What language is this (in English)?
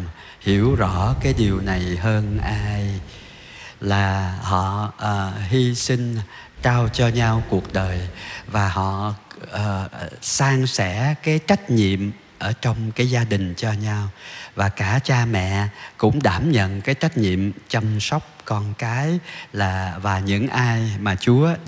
Vietnamese